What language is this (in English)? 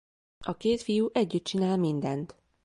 Hungarian